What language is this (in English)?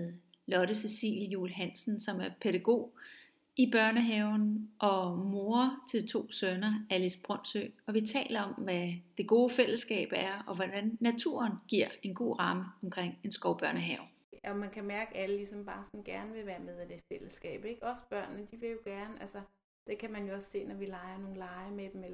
Danish